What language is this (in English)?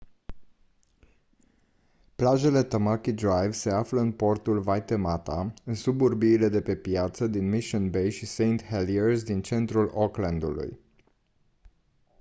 Romanian